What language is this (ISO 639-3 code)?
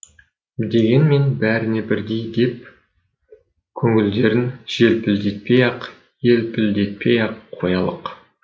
kaz